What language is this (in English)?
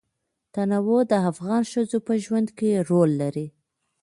Pashto